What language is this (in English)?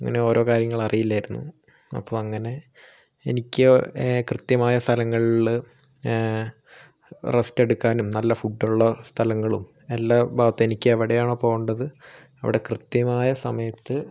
Malayalam